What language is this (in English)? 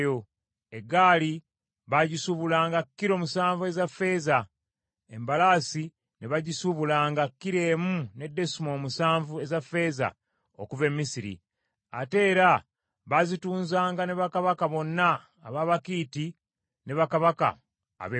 Ganda